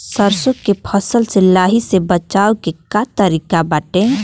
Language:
Bhojpuri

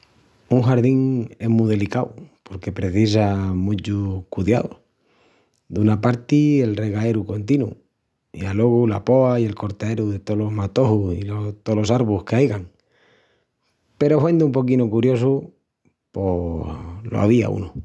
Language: Extremaduran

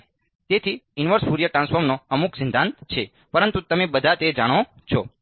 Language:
Gujarati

